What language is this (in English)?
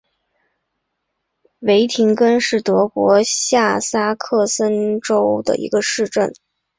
Chinese